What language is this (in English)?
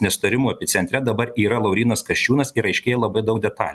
Lithuanian